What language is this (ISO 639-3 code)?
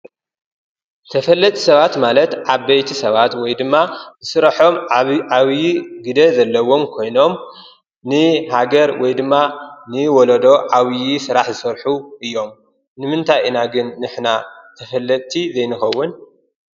tir